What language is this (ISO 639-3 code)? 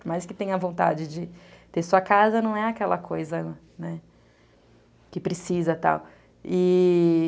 por